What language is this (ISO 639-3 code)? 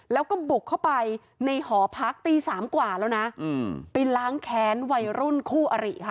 tha